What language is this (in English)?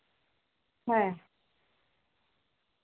Santali